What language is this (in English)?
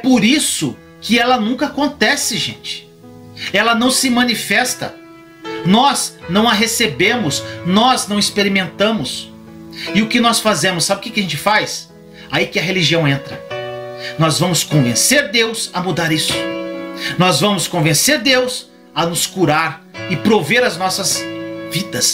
Portuguese